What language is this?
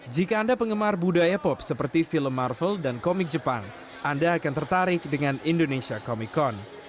Indonesian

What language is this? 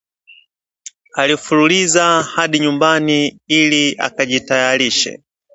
Swahili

